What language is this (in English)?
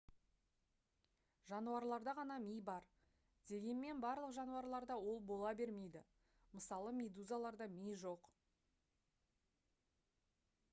Kazakh